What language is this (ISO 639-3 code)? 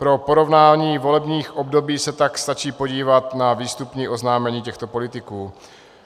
ces